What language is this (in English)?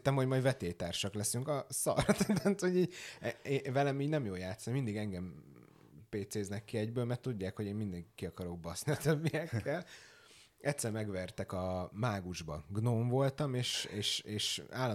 Hungarian